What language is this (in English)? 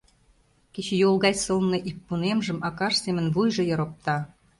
Mari